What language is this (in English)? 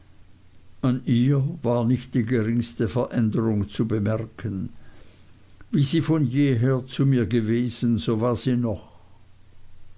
German